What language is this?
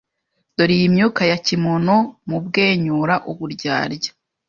Kinyarwanda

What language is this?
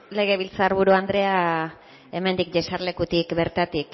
Basque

